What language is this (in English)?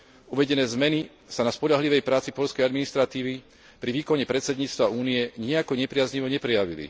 Slovak